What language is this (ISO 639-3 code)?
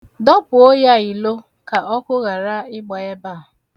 ibo